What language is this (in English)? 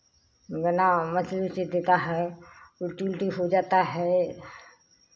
Hindi